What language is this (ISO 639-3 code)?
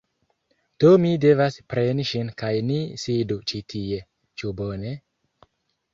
epo